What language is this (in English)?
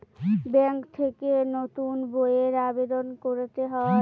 Bangla